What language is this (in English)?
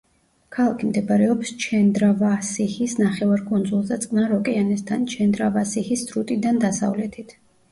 Georgian